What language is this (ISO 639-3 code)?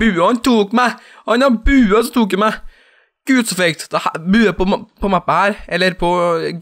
nor